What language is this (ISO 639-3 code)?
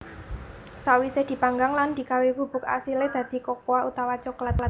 jav